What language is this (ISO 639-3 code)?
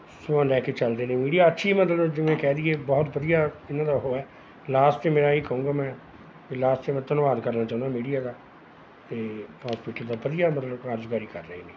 pan